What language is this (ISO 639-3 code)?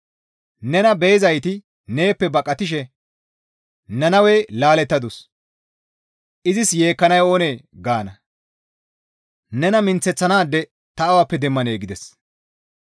gmv